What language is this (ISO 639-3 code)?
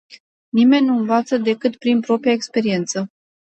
ron